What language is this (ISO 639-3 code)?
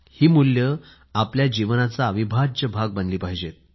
mar